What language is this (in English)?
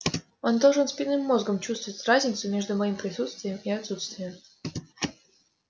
Russian